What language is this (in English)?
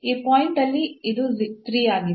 Kannada